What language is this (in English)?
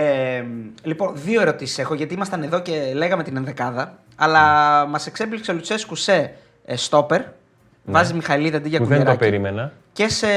Greek